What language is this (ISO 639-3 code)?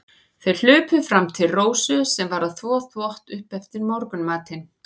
isl